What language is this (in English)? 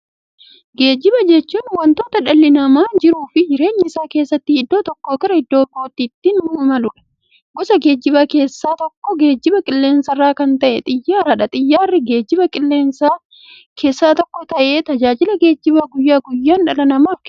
Oromo